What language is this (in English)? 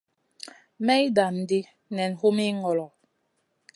Masana